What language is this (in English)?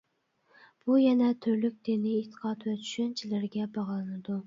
Uyghur